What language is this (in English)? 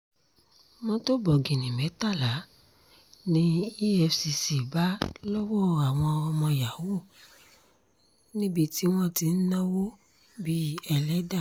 Yoruba